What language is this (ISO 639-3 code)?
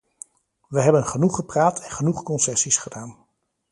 nld